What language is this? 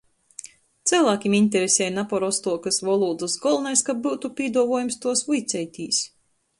Latgalian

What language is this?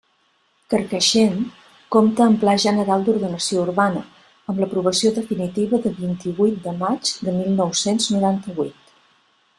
Catalan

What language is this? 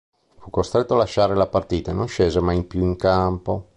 Italian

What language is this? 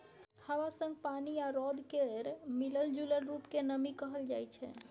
Maithili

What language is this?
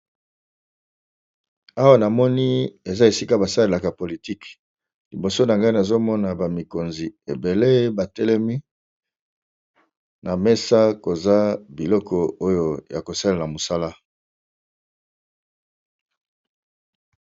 Lingala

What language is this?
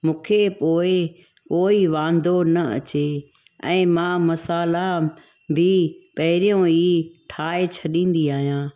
Sindhi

